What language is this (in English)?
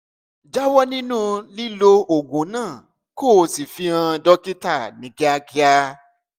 Yoruba